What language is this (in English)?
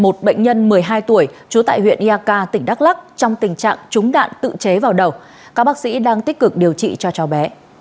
Vietnamese